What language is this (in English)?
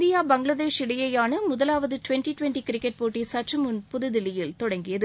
Tamil